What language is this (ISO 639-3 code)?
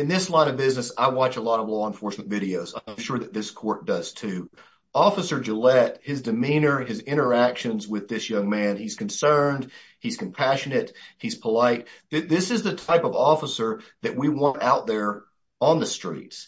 eng